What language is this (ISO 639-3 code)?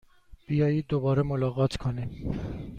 fas